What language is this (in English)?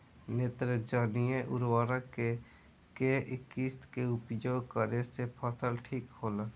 Bhojpuri